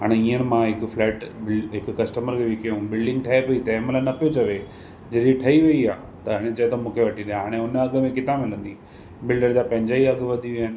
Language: Sindhi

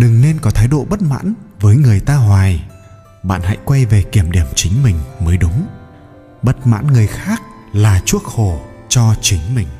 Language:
Vietnamese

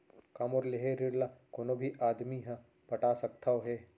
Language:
Chhattisgarhi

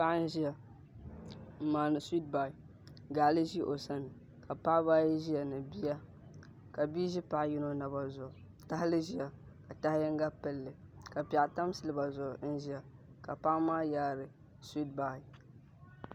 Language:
Dagbani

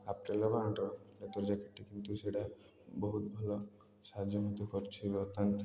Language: Odia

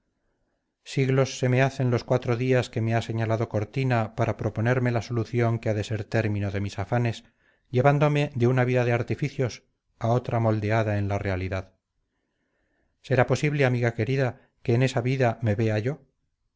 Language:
Spanish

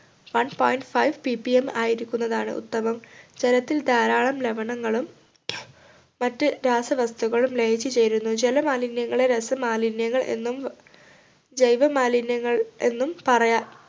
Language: Malayalam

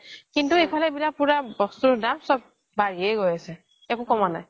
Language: Assamese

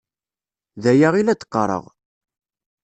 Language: Kabyle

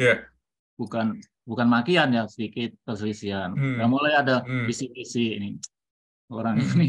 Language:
Indonesian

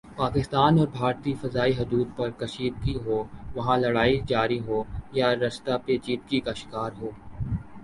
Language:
Urdu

